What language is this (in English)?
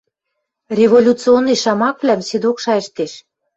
Western Mari